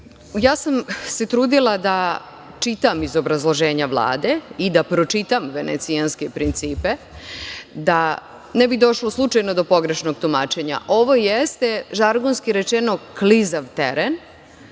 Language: Serbian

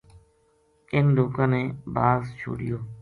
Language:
Gujari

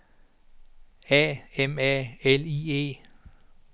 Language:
Danish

